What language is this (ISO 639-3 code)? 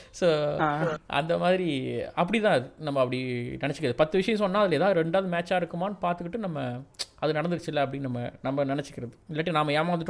tam